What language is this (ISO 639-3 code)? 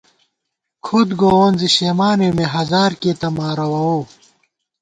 gwt